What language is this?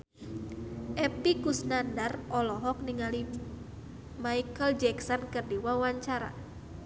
Sundanese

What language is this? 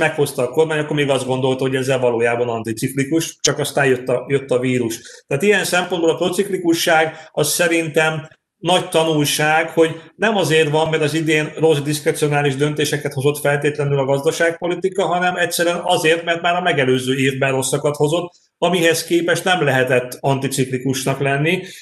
Hungarian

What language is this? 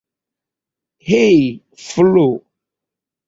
Esperanto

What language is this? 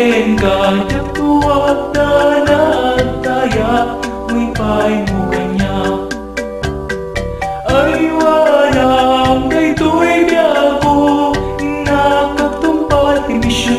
Romanian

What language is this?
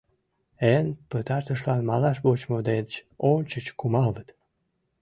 Mari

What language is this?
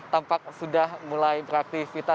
Indonesian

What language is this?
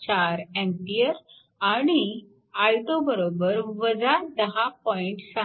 Marathi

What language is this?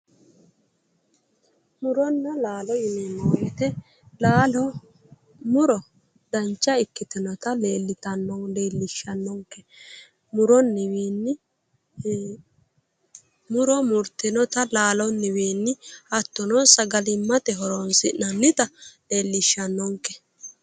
Sidamo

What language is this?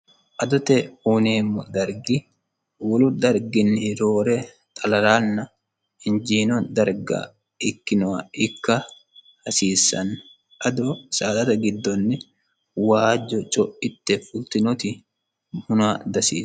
Sidamo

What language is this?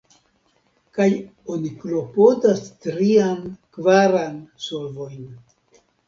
Esperanto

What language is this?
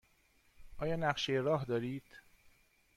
Persian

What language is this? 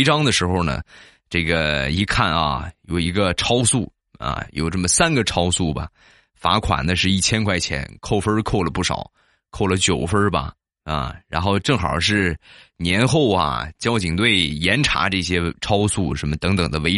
Chinese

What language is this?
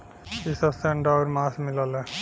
Bhojpuri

